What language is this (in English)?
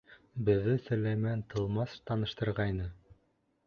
Bashkir